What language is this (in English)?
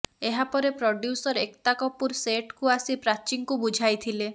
Odia